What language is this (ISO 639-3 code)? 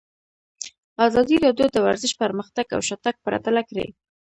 pus